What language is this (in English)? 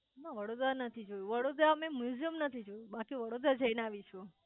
Gujarati